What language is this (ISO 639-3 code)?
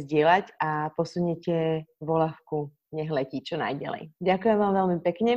slk